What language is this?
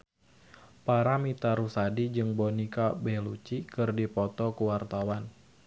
Sundanese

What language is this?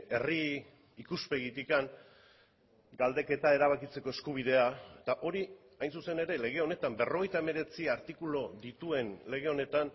Basque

